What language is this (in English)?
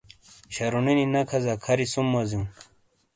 Shina